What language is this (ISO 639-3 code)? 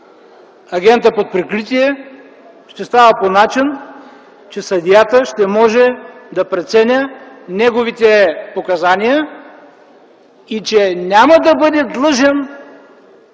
bul